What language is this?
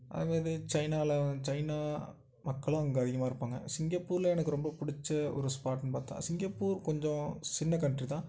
Tamil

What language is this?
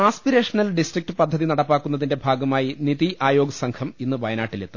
Malayalam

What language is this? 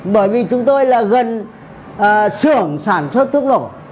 Vietnamese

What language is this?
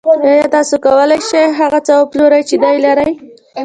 Pashto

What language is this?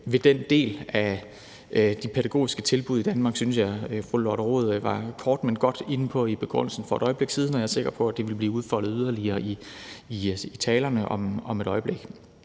Danish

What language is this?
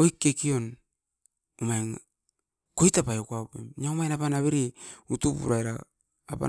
Askopan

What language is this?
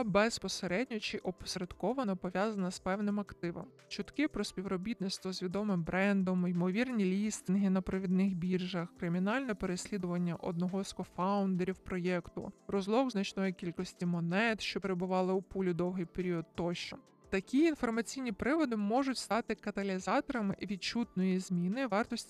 Ukrainian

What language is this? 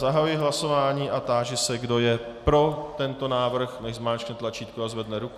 Czech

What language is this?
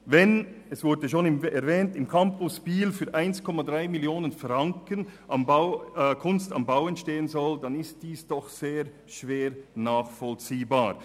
Swiss German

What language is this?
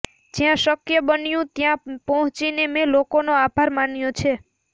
Gujarati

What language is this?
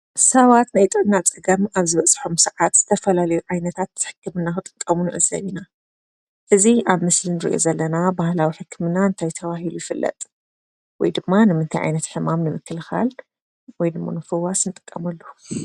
Tigrinya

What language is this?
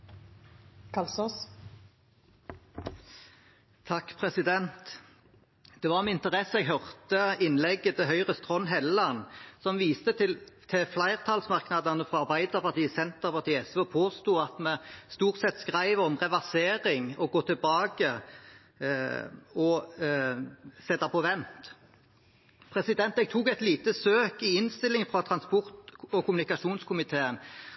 Norwegian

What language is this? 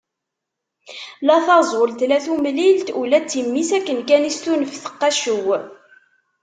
Kabyle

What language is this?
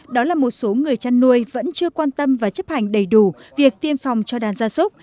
Vietnamese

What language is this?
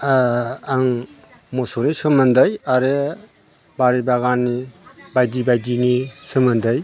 Bodo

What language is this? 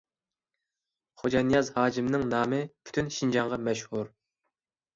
Uyghur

